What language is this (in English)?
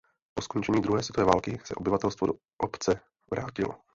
Czech